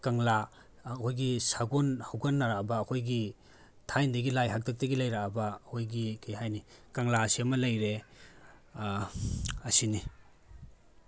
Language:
Manipuri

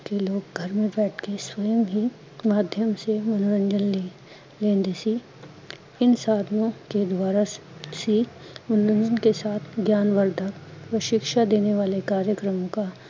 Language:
Punjabi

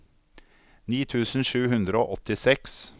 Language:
Norwegian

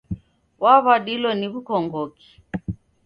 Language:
Taita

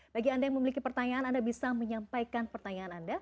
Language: Indonesian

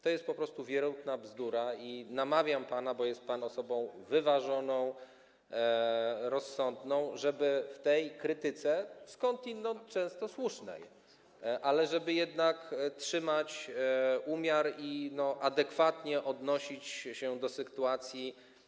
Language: Polish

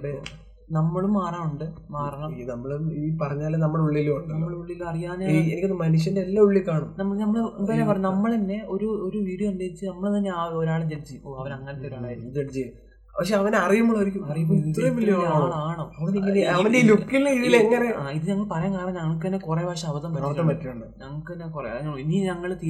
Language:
Malayalam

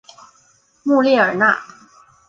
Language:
Chinese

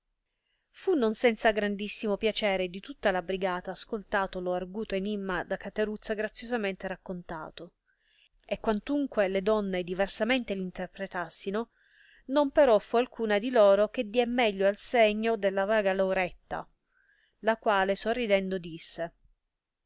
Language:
Italian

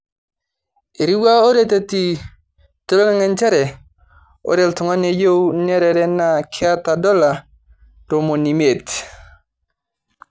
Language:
Masai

